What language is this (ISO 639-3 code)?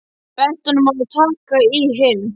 isl